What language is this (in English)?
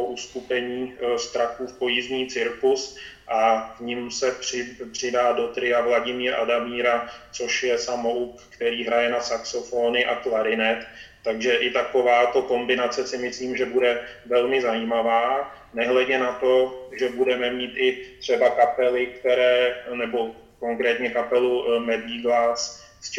Czech